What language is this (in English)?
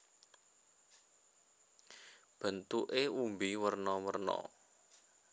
Javanese